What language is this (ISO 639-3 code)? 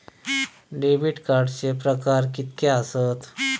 mar